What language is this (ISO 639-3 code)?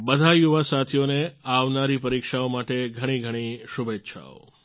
guj